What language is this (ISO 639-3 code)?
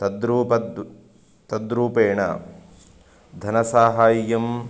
san